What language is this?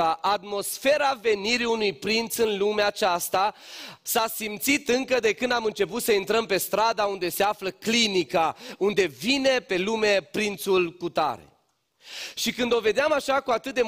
Romanian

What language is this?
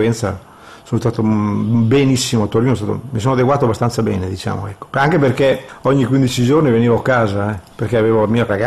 Italian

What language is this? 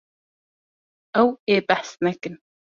Kurdish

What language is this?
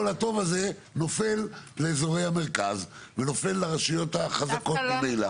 Hebrew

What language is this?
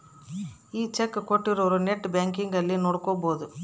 Kannada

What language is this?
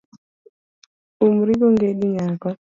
Luo (Kenya and Tanzania)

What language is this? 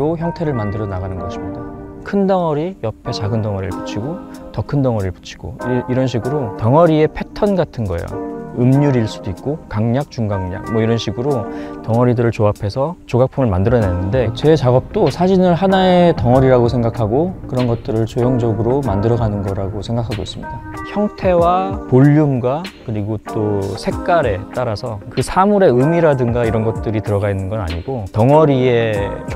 Korean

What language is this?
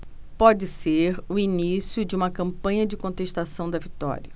Portuguese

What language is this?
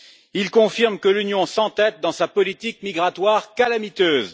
French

